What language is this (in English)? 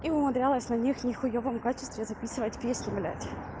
Russian